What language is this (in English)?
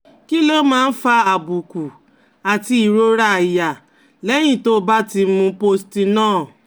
Yoruba